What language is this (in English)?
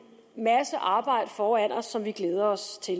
Danish